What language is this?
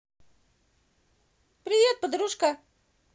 Russian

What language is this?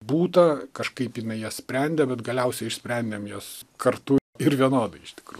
Lithuanian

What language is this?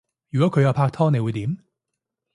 Cantonese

